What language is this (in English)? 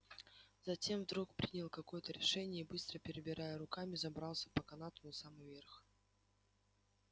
Russian